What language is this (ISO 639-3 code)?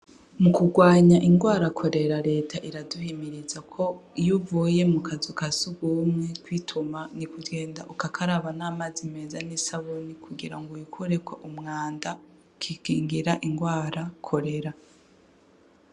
run